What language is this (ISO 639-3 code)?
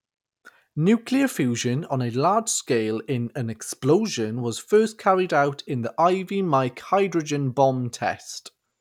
eng